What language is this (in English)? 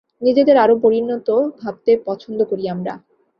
Bangla